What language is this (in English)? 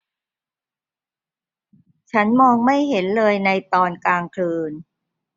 Thai